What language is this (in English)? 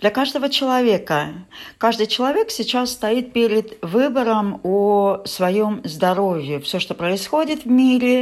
Russian